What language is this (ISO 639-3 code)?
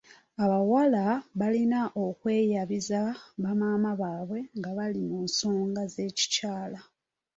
lug